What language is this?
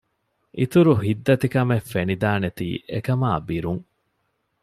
Divehi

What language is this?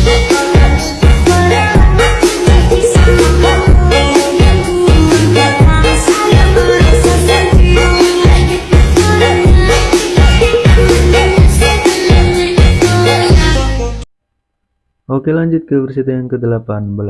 Indonesian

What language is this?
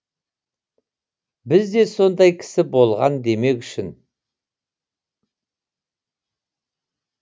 Kazakh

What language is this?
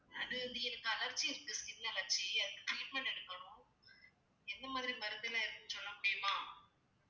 Tamil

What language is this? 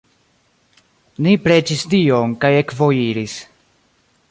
Esperanto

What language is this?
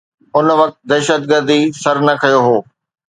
Sindhi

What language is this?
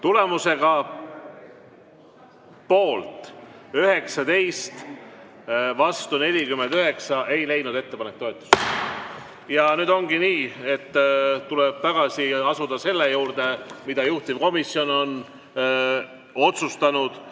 Estonian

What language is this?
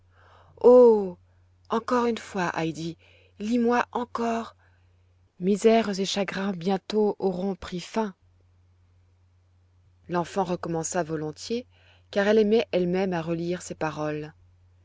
French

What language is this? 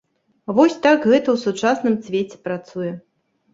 Belarusian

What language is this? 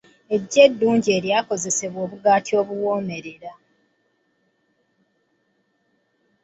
Ganda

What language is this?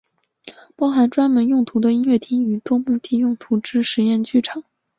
Chinese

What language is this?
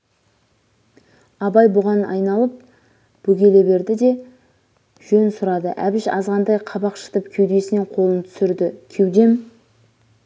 Kazakh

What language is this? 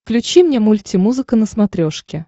Russian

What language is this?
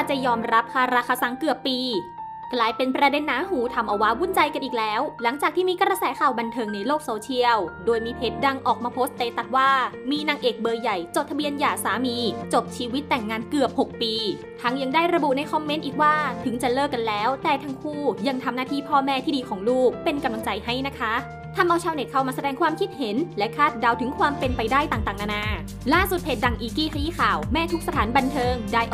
Thai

